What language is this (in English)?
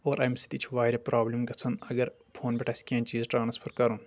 Kashmiri